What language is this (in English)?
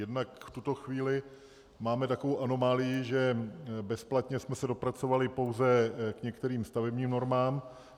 Czech